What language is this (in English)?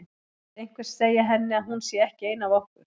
Icelandic